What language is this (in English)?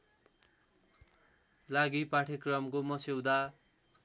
Nepali